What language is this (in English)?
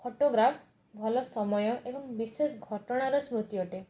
Odia